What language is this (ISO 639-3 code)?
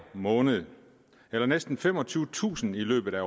dan